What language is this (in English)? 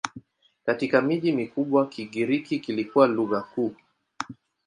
Swahili